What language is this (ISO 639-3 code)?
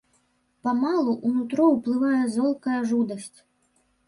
bel